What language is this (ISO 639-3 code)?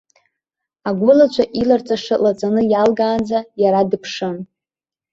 abk